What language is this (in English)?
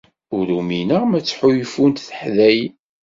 Kabyle